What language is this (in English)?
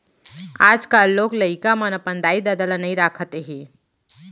Chhattisgarhi